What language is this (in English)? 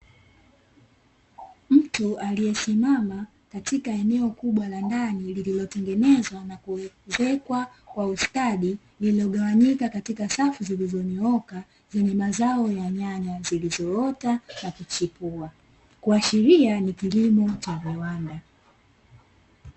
Swahili